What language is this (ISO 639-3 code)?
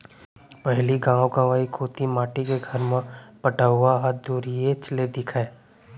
hne